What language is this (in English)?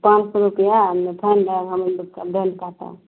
Maithili